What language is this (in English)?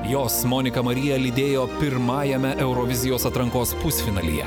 Lithuanian